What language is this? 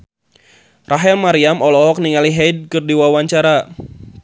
Sundanese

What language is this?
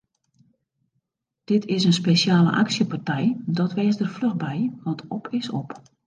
Western Frisian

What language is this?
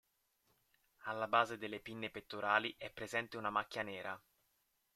Italian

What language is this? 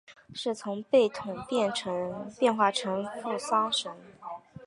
Chinese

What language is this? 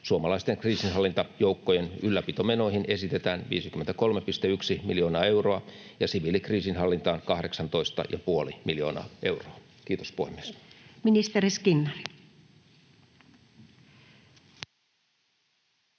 Finnish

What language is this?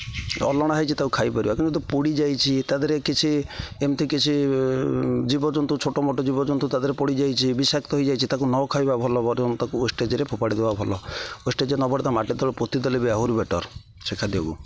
Odia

